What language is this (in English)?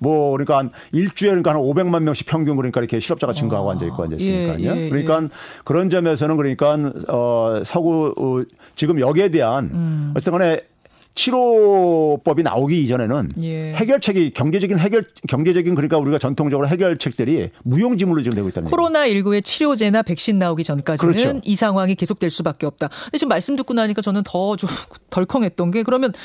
Korean